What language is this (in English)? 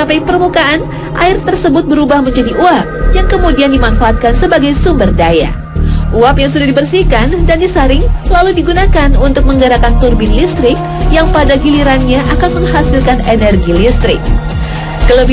Indonesian